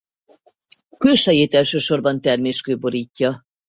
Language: Hungarian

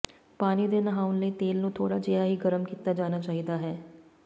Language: Punjabi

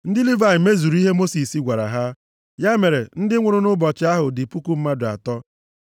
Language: Igbo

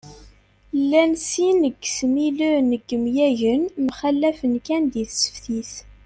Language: Kabyle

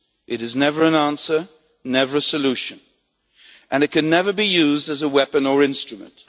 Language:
English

